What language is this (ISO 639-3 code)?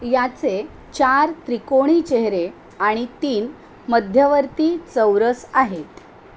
mar